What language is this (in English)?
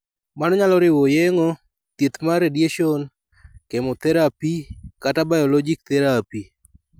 Luo (Kenya and Tanzania)